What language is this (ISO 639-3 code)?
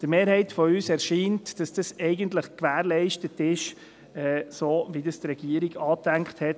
gsw